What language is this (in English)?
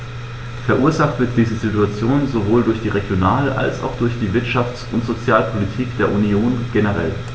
German